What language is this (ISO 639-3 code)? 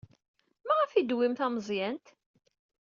kab